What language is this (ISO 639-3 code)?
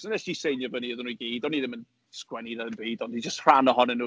cym